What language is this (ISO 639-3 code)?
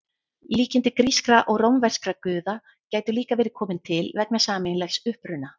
isl